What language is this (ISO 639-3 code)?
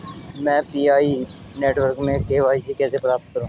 hin